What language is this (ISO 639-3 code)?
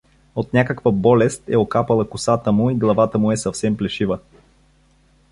bul